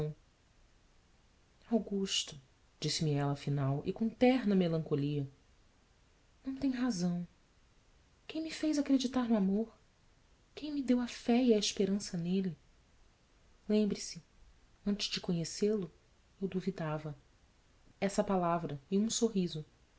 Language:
Portuguese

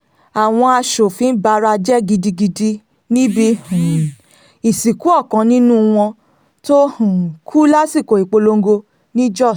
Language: Yoruba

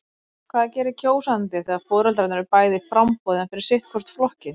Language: Icelandic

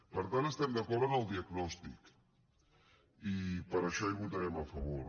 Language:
Catalan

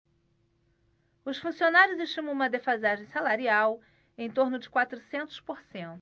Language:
Portuguese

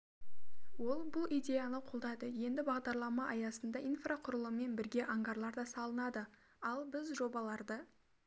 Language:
Kazakh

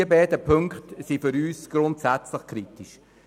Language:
Swiss German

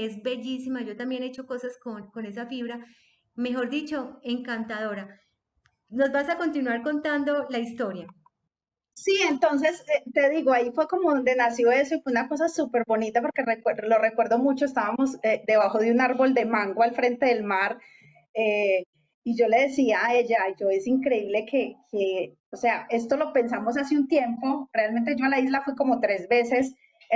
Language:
Spanish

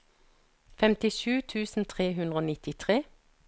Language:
Norwegian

